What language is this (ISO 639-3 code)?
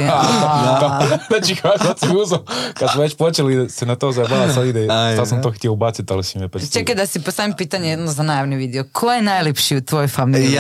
hrv